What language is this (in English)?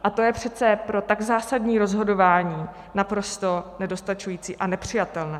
Czech